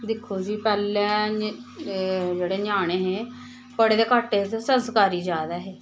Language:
Dogri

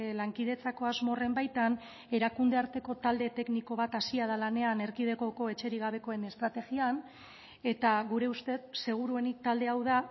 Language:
Basque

